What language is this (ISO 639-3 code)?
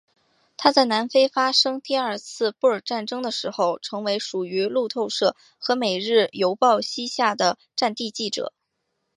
zho